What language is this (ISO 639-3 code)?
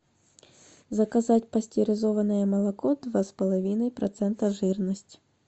rus